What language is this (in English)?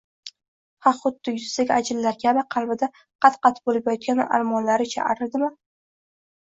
Uzbek